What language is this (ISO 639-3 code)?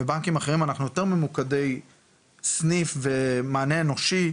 heb